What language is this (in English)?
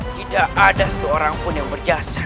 Indonesian